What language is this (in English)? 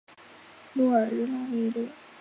Chinese